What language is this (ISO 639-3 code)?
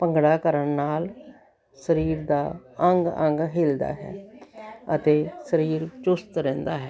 pan